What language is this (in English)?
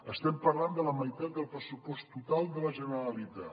Catalan